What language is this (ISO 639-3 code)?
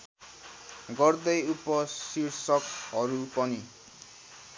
nep